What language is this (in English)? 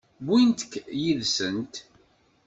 Kabyle